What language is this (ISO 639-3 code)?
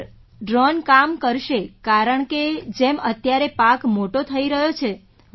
guj